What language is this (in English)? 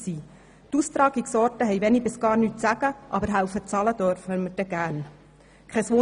Swiss German